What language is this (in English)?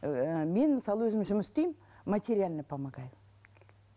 Kazakh